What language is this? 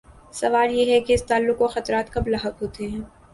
Urdu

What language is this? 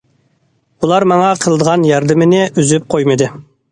Uyghur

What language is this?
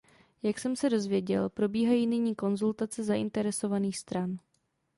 Czech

